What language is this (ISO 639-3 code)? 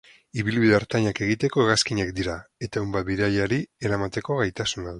eus